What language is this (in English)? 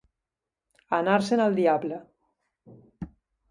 Catalan